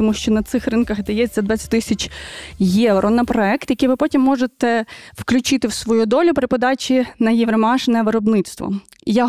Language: Ukrainian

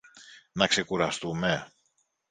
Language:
Greek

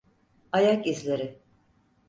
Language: Turkish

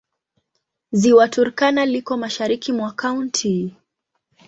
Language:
Swahili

